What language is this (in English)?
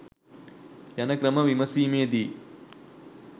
Sinhala